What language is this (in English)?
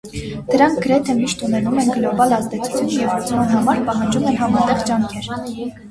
Armenian